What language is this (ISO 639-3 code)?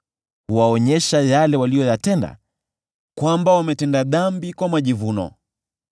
swa